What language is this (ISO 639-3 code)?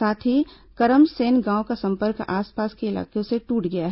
hin